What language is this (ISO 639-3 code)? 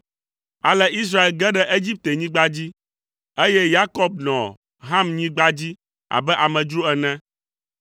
ewe